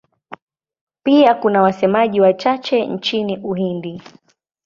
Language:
Swahili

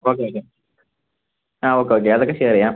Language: Malayalam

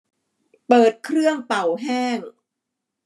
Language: Thai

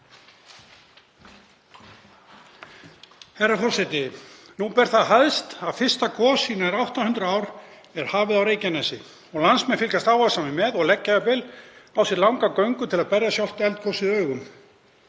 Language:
Icelandic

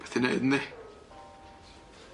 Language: Welsh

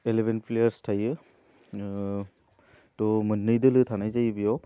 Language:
Bodo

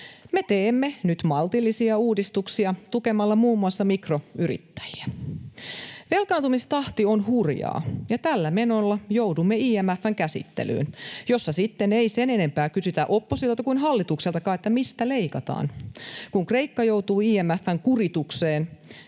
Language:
Finnish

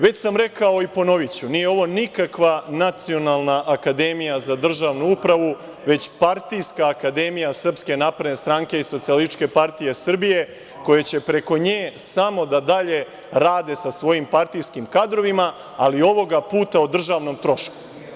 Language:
Serbian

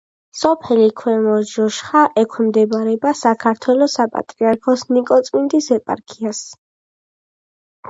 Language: Georgian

